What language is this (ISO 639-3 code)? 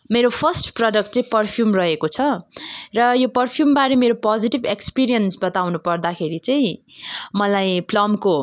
nep